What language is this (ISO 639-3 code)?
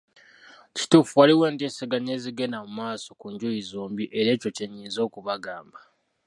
lug